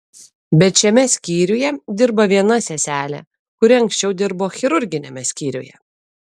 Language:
Lithuanian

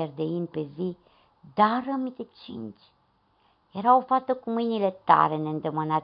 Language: Romanian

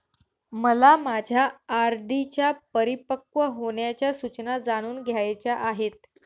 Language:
Marathi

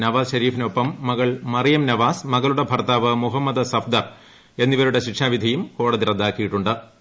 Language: Malayalam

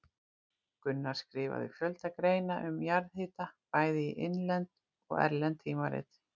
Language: Icelandic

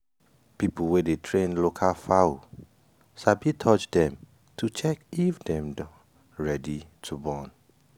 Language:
Nigerian Pidgin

